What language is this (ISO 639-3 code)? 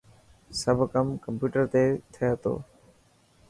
mki